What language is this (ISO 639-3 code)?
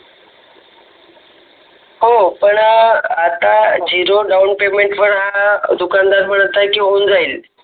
mar